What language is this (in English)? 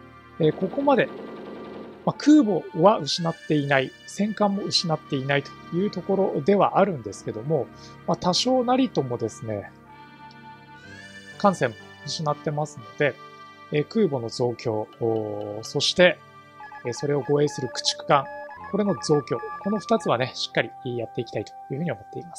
Japanese